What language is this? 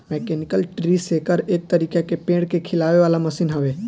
Bhojpuri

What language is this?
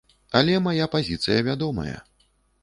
Belarusian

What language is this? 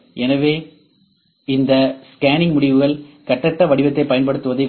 Tamil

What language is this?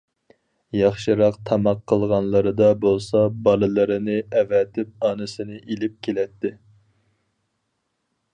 Uyghur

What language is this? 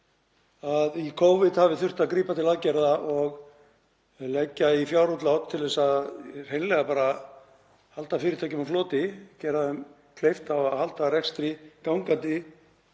Icelandic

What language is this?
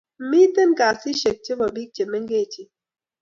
Kalenjin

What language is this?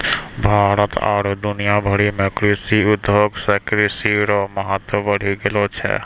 Maithili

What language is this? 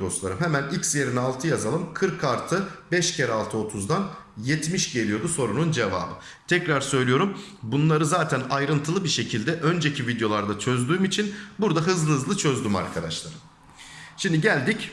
Turkish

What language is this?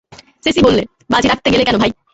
Bangla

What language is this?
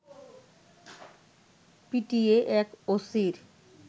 Bangla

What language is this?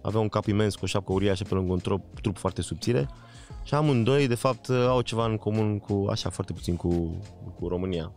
Romanian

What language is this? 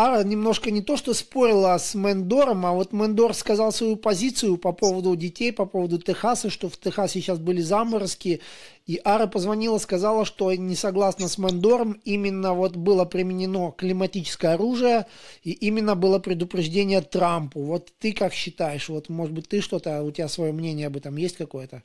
Russian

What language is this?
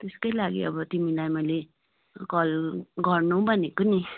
Nepali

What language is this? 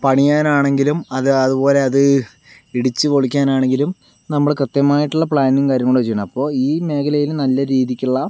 Malayalam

